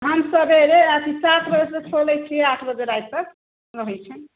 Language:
Maithili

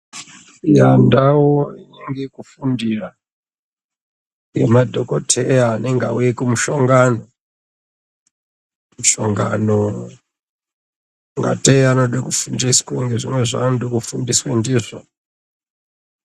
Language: Ndau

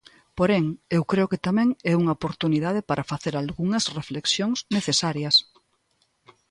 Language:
Galician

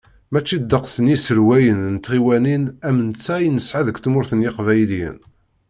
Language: Kabyle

